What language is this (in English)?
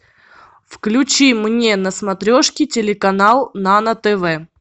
Russian